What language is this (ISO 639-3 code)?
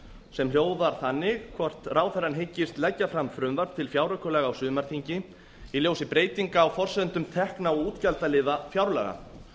isl